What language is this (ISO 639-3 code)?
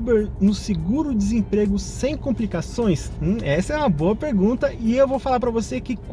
por